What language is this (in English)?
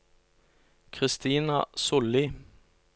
Norwegian